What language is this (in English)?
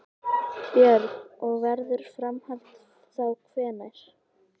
Icelandic